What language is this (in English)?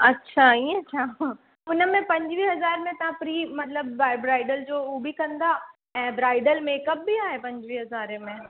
Sindhi